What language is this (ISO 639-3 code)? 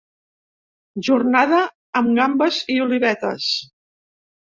cat